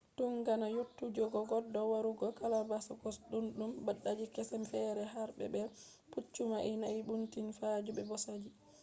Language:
Fula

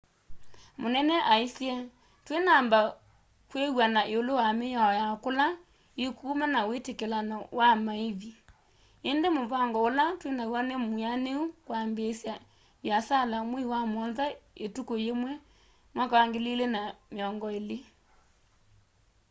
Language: Kamba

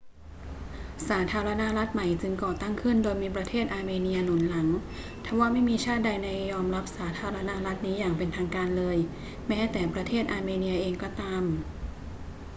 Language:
Thai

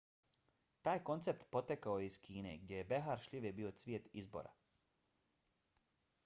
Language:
Bosnian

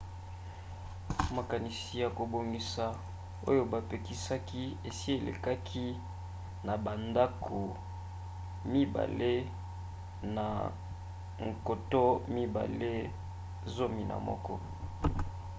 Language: Lingala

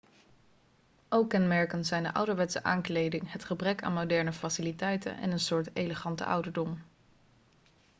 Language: Dutch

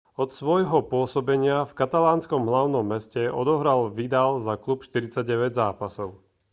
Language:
Slovak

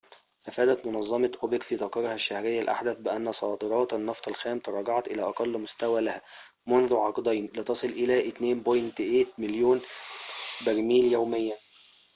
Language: Arabic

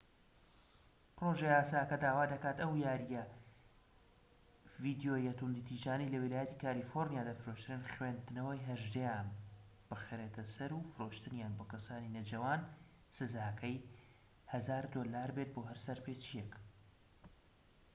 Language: Central Kurdish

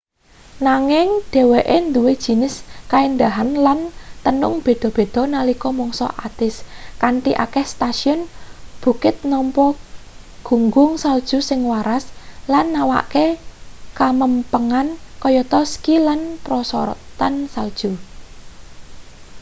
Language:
Javanese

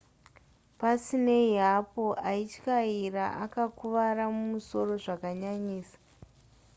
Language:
Shona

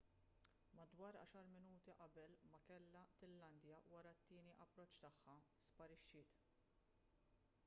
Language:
Maltese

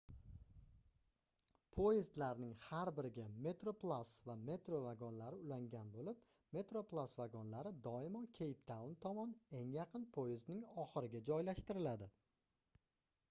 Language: Uzbek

